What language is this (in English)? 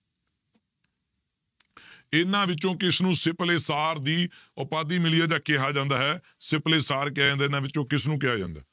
Punjabi